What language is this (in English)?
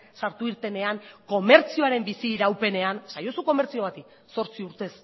Basque